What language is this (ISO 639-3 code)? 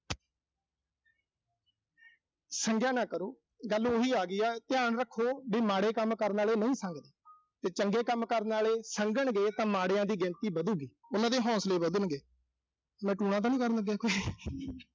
pan